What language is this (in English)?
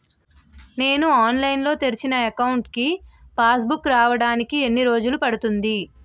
Telugu